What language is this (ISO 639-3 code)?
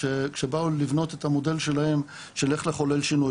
heb